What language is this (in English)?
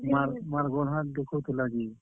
Odia